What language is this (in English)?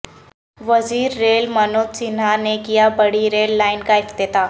Urdu